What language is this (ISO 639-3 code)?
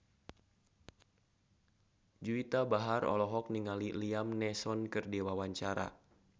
sun